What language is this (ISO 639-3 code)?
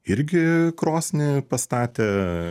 lit